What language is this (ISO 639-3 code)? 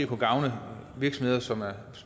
dan